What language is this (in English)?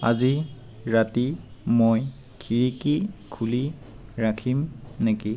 Assamese